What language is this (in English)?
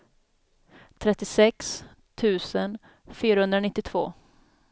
Swedish